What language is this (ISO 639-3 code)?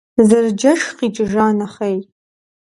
kbd